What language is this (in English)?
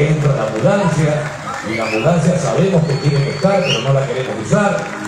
Spanish